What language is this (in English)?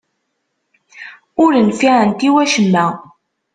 Kabyle